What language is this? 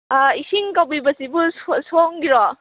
Manipuri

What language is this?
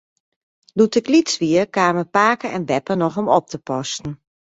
Western Frisian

